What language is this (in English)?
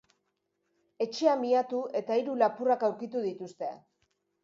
Basque